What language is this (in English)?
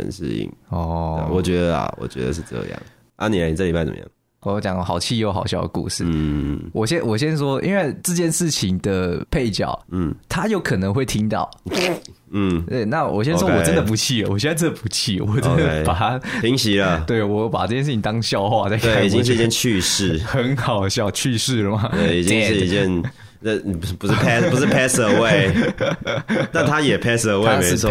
Chinese